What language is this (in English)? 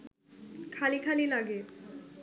Bangla